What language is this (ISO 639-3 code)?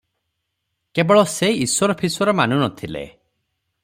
ori